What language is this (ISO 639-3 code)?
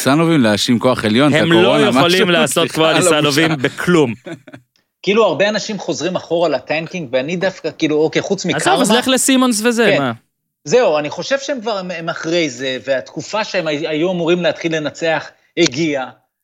heb